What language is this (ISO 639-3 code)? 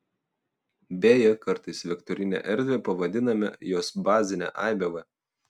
lit